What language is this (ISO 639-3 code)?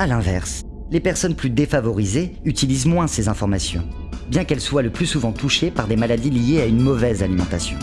fra